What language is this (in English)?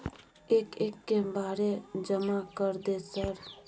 Maithili